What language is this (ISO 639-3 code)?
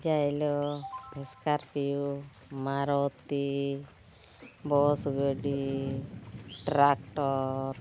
sat